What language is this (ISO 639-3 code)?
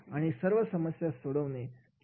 mar